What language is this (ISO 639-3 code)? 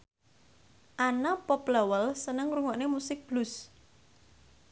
jav